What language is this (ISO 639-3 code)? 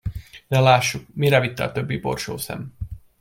hun